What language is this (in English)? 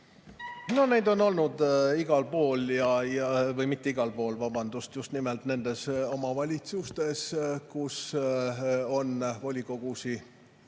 Estonian